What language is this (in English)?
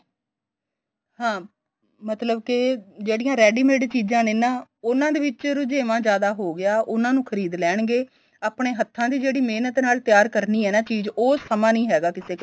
Punjabi